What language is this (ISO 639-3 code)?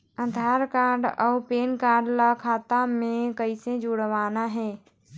hne